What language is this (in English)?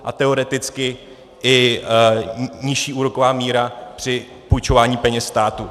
Czech